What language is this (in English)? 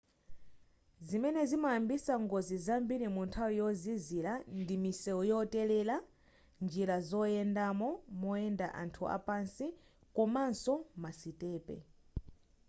Nyanja